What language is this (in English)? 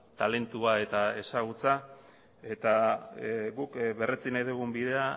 Basque